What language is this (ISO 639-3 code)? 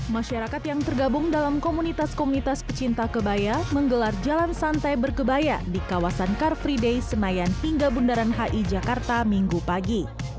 ind